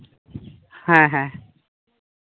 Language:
Santali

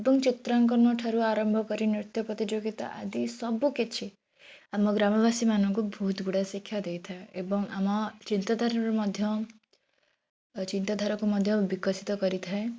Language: Odia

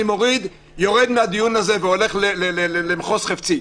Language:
Hebrew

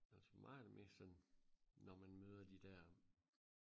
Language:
Danish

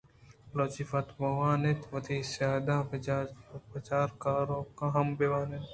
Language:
Eastern Balochi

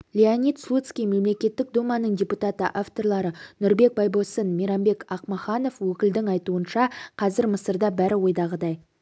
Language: Kazakh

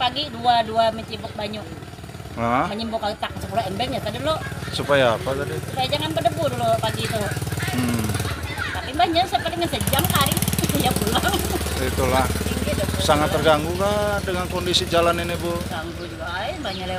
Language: Indonesian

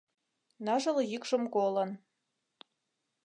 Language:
Mari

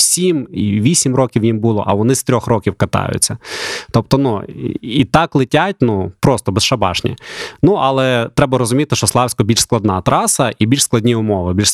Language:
Ukrainian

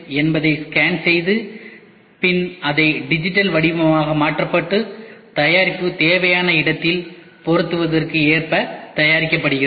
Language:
Tamil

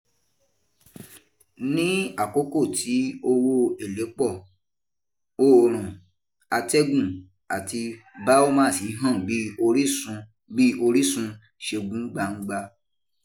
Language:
Yoruba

